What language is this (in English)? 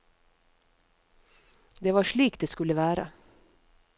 Norwegian